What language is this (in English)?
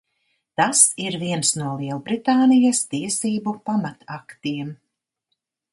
Latvian